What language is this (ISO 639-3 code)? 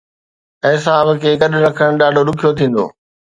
snd